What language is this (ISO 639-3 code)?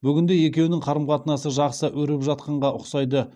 kaz